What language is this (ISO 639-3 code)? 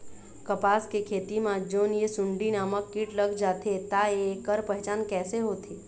hne